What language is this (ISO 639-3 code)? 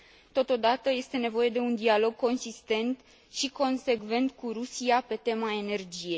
ron